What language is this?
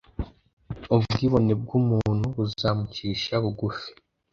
Kinyarwanda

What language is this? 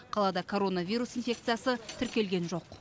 Kazakh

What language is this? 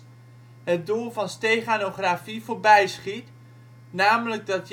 Dutch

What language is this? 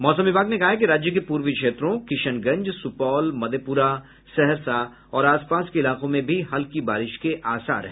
Hindi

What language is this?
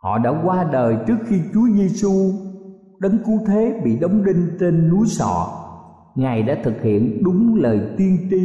Vietnamese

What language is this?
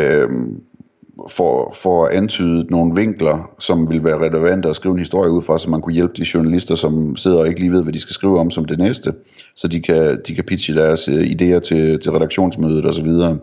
Danish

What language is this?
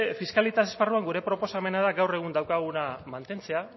Basque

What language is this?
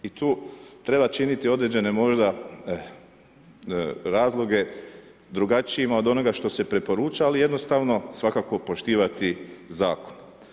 Croatian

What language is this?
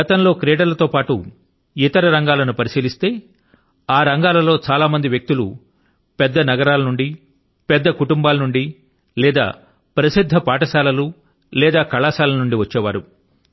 Telugu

